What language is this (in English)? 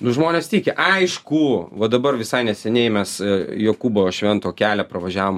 Lithuanian